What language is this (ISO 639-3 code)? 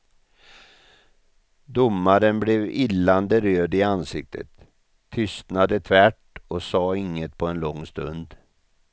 swe